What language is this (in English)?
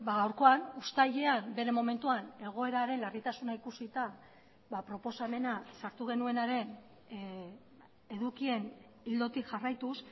Basque